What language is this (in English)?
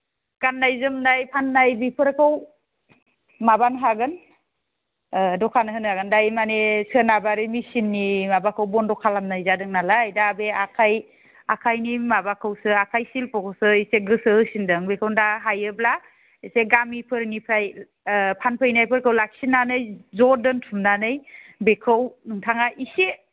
Bodo